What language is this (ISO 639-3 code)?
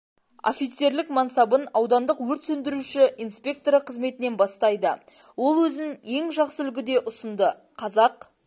kaz